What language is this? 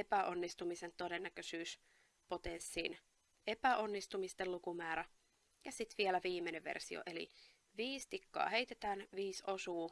Finnish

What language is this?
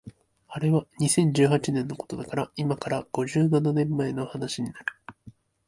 Japanese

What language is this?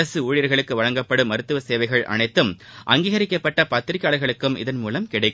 Tamil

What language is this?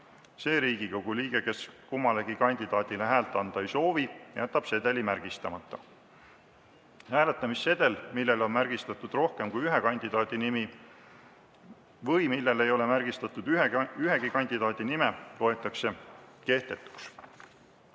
Estonian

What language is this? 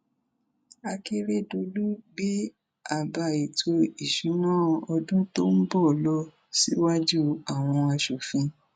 Yoruba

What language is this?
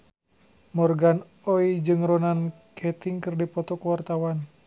Sundanese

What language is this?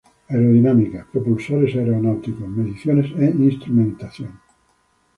Spanish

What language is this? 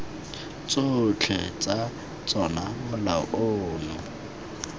Tswana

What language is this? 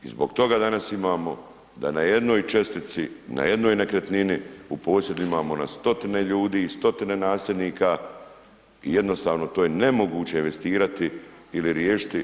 Croatian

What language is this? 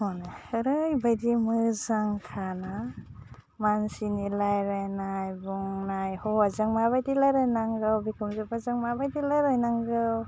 Bodo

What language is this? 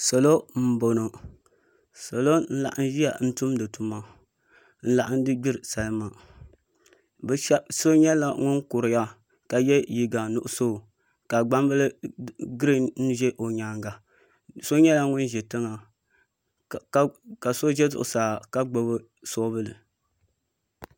Dagbani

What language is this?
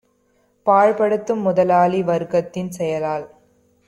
Tamil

